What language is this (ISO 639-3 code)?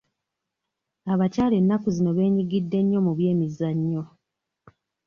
lug